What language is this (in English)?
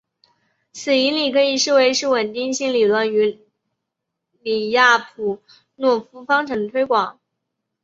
Chinese